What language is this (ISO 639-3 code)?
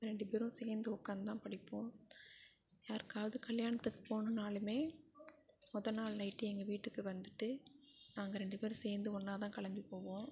tam